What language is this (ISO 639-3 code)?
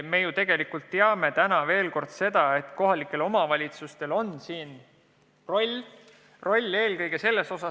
est